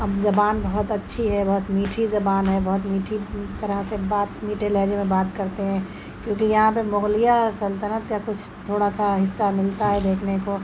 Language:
Urdu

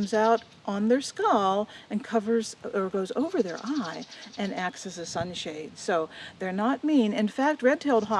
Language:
English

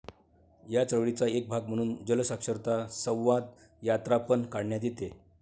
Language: Marathi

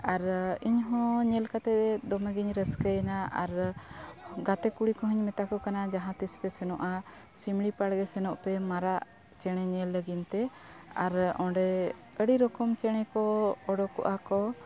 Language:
Santali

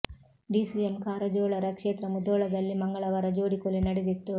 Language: Kannada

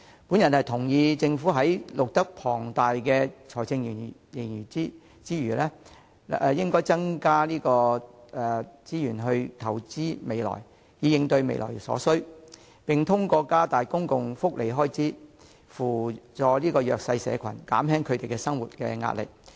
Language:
Cantonese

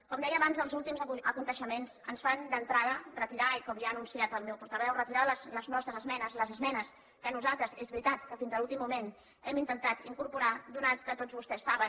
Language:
Catalan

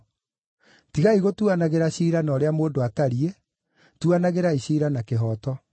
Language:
Kikuyu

